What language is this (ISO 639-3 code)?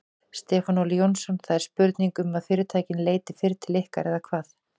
isl